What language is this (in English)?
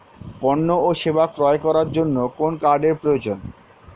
Bangla